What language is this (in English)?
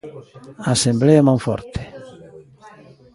Galician